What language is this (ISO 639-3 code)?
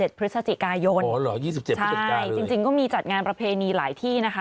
tha